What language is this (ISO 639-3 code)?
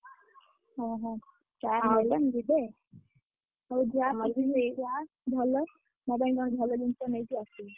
ori